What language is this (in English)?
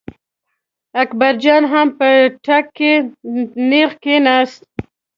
Pashto